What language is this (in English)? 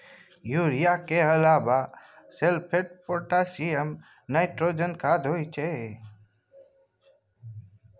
Maithili